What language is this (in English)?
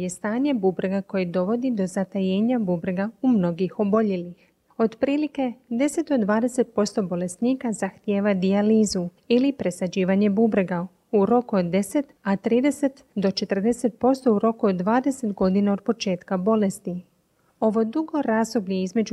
Croatian